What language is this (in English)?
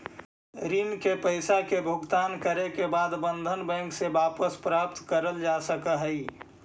Magahi